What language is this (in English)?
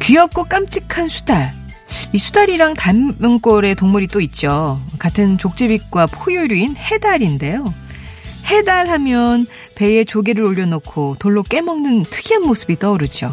Korean